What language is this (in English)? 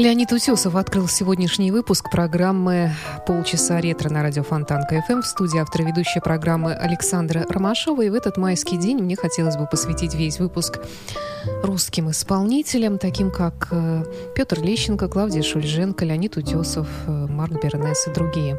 Russian